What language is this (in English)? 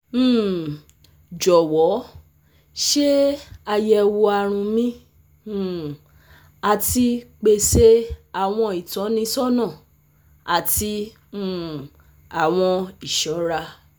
Yoruba